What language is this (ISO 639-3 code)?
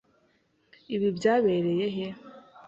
kin